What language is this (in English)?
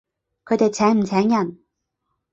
Cantonese